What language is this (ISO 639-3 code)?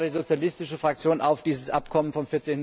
deu